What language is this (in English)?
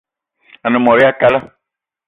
Eton (Cameroon)